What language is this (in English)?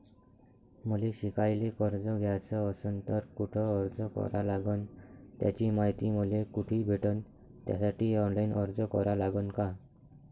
Marathi